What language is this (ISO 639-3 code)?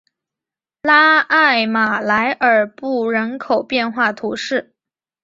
zho